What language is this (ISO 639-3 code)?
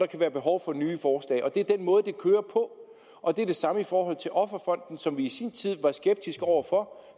dan